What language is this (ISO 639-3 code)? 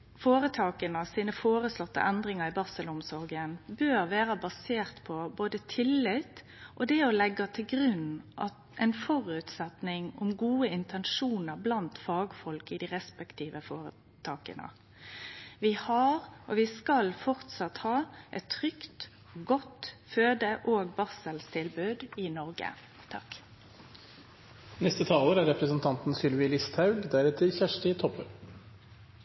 nor